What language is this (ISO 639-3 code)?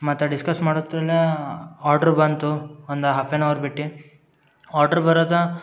kan